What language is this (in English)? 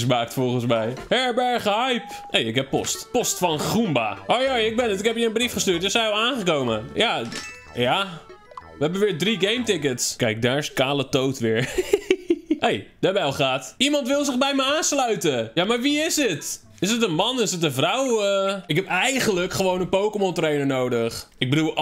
Dutch